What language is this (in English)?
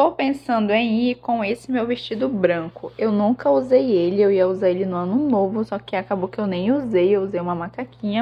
Portuguese